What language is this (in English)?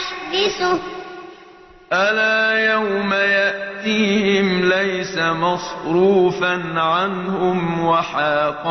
Arabic